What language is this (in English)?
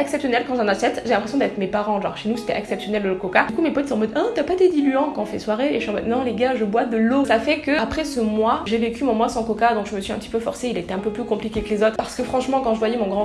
French